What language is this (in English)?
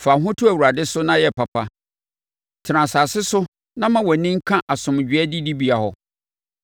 Akan